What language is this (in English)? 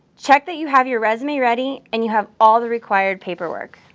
English